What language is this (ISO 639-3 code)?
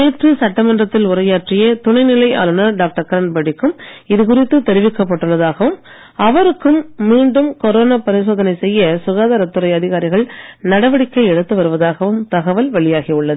tam